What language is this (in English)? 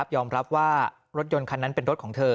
Thai